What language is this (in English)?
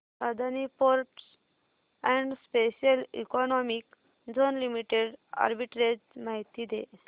Marathi